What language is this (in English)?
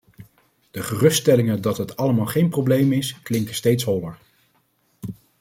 Dutch